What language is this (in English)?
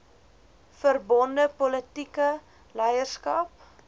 Afrikaans